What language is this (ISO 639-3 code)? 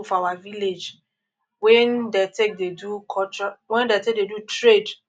pcm